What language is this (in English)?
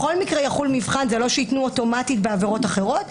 Hebrew